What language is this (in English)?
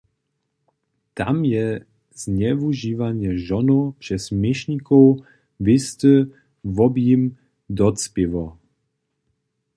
Upper Sorbian